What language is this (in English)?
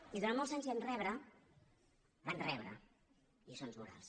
Catalan